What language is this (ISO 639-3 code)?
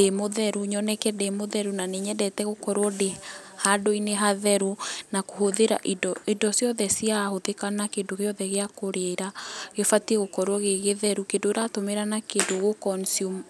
kik